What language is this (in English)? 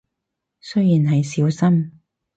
Cantonese